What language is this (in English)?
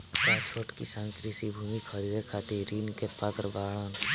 Bhojpuri